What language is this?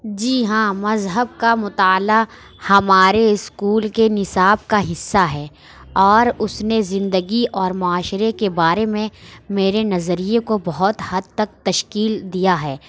Urdu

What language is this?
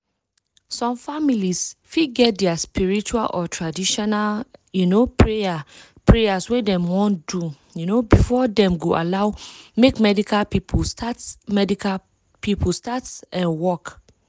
Nigerian Pidgin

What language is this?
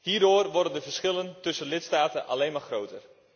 Dutch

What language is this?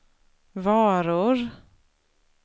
Swedish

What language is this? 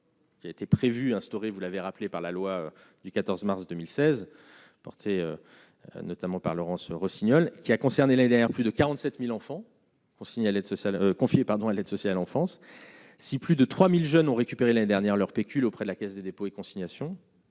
French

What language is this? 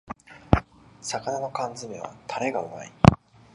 Japanese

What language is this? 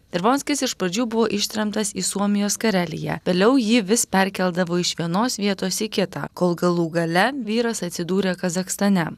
Lithuanian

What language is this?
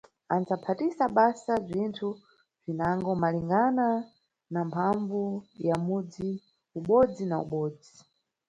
Nyungwe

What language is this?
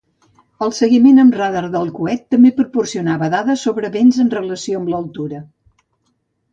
Catalan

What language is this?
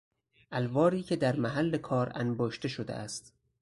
Persian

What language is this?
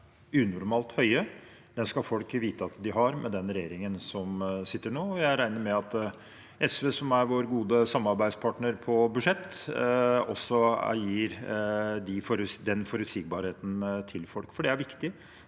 Norwegian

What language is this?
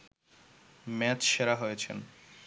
Bangla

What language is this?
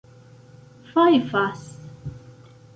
Esperanto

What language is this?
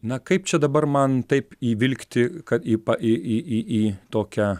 Lithuanian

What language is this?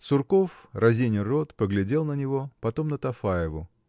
Russian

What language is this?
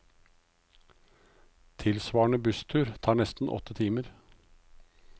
Norwegian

